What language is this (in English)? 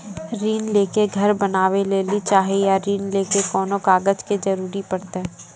Maithili